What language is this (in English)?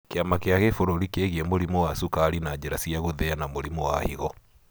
Kikuyu